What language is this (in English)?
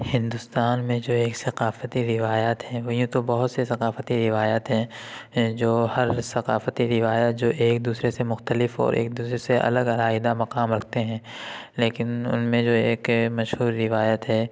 Urdu